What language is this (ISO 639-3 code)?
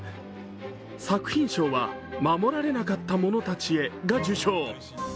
jpn